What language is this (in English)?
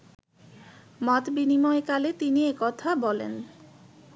Bangla